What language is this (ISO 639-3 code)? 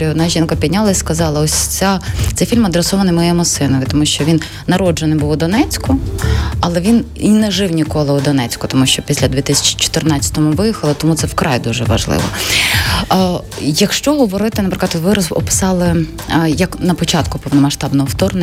ukr